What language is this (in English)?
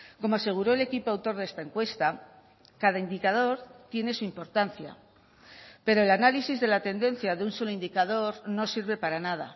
Spanish